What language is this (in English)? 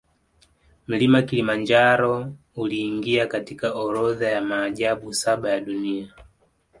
Swahili